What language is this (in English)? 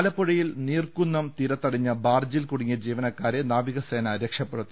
Malayalam